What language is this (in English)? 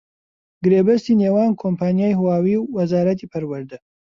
Central Kurdish